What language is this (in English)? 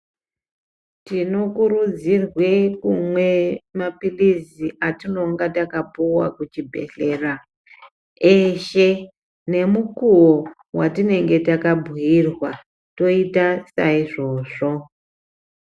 Ndau